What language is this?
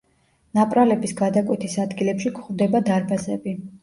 Georgian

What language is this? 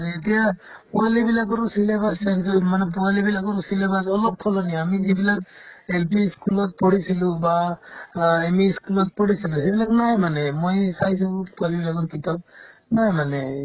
Assamese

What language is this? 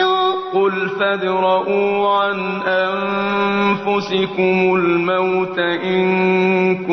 Arabic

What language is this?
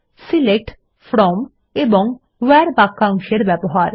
Bangla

